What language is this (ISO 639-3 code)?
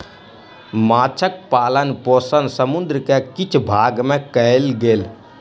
mai